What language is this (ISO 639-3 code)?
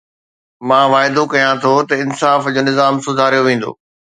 snd